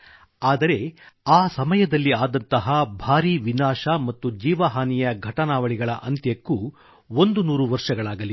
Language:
Kannada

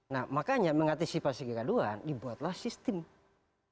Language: Indonesian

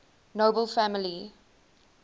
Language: English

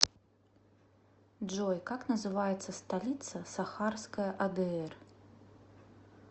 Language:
Russian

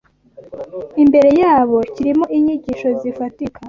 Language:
Kinyarwanda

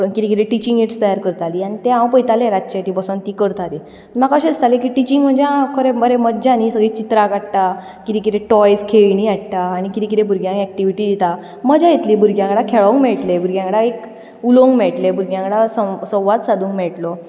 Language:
Konkani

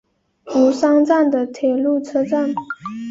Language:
Chinese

